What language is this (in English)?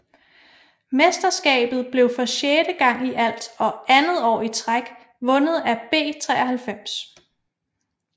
Danish